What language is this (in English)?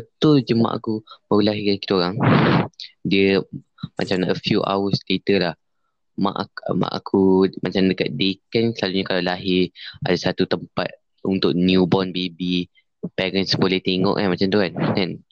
Malay